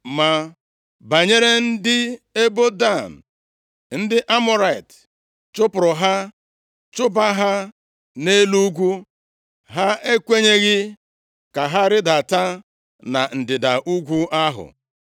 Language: Igbo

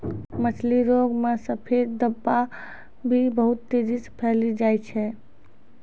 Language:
Maithili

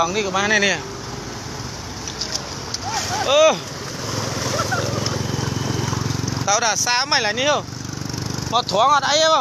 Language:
Thai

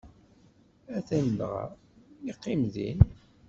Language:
Kabyle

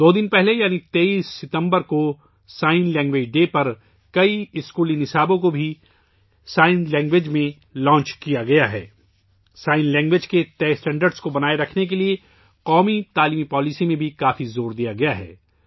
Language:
Urdu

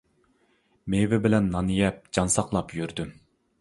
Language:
Uyghur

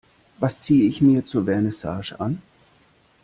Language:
German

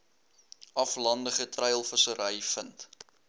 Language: Afrikaans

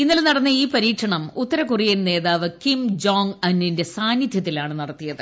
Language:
Malayalam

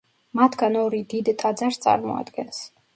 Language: Georgian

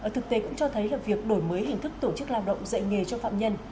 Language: Vietnamese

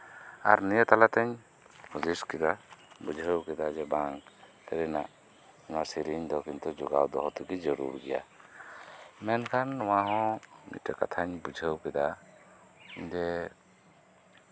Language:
Santali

